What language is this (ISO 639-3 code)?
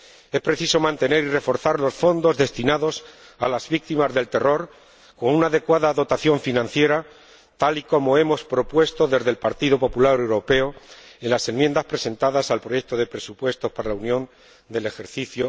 spa